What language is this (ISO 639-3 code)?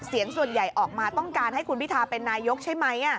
tha